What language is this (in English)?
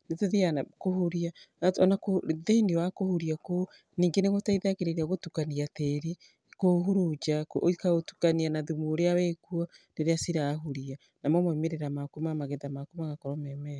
Kikuyu